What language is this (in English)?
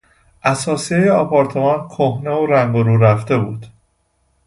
Persian